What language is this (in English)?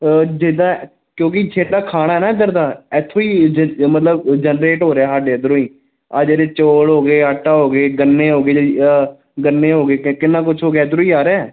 Punjabi